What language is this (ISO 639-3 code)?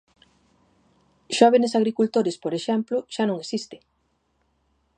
glg